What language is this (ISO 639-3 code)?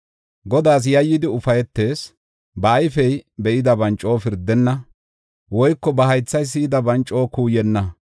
gof